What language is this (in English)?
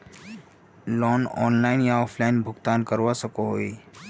Magahi